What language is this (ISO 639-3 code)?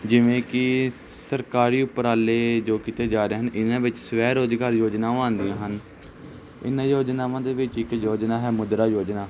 pan